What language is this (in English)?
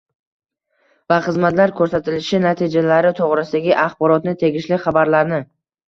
Uzbek